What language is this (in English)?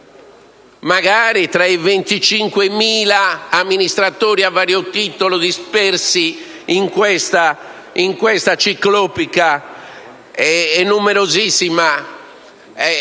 Italian